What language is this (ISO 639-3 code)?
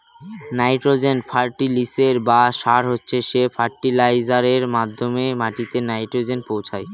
ben